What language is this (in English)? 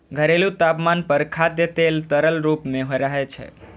Maithili